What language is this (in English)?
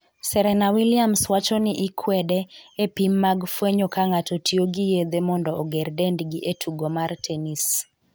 Luo (Kenya and Tanzania)